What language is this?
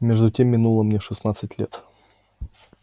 Russian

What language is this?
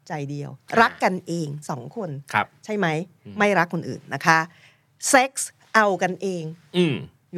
Thai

